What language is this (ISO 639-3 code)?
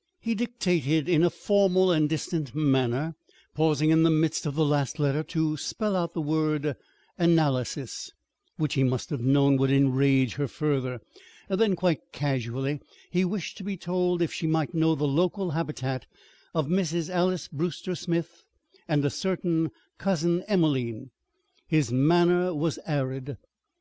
eng